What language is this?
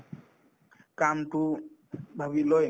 Assamese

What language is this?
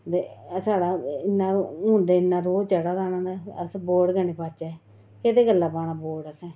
Dogri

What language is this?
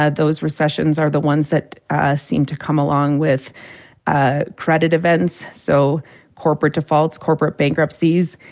English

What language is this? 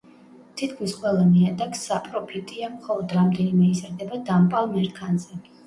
Georgian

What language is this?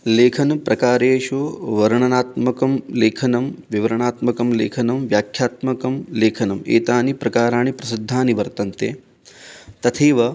Sanskrit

